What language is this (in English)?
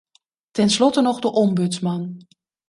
Dutch